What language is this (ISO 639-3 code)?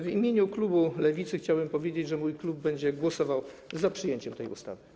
pol